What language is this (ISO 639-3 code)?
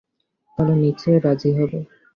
ben